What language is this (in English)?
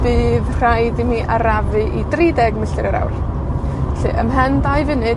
Welsh